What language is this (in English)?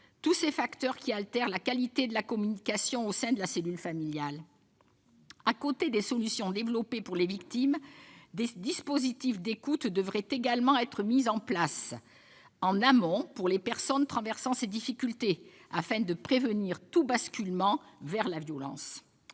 French